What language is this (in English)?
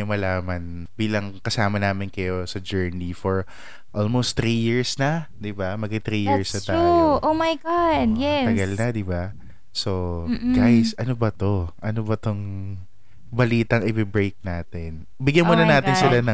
Filipino